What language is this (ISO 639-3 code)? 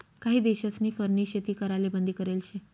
mar